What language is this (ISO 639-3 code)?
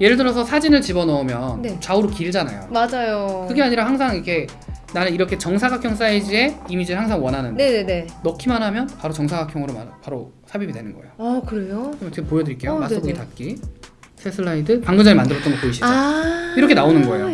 kor